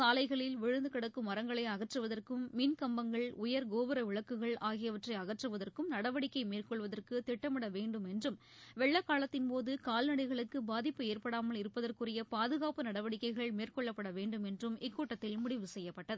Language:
Tamil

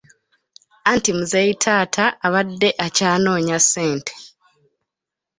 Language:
Ganda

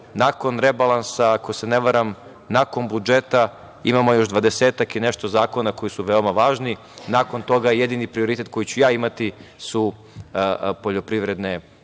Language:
Serbian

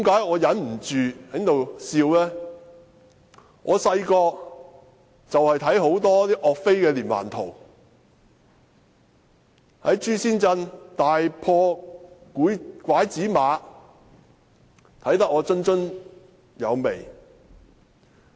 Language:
Cantonese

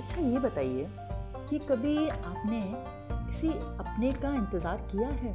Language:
Hindi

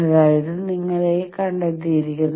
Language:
Malayalam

